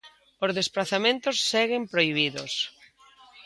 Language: Galician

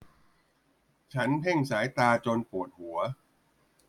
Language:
Thai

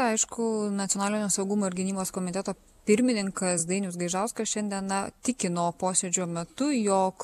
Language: Lithuanian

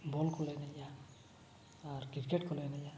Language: Santali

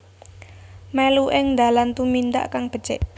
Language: Javanese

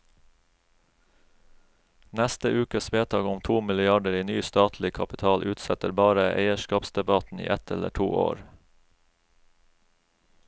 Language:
Norwegian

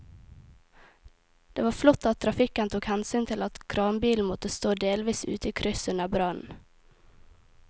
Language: Norwegian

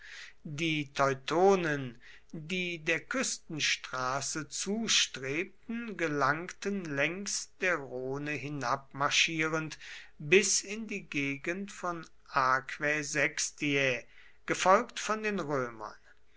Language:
German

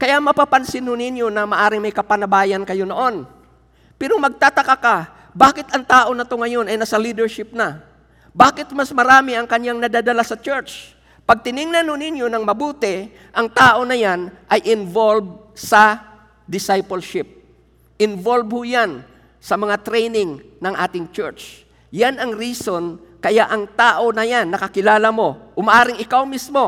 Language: Filipino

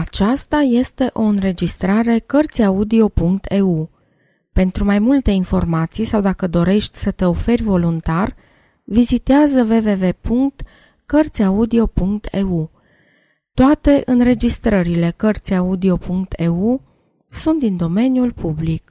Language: Romanian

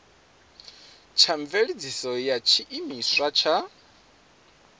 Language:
Venda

